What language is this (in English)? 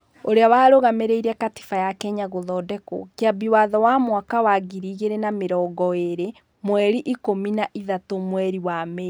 Kikuyu